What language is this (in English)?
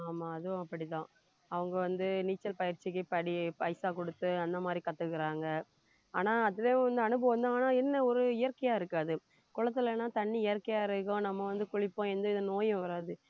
Tamil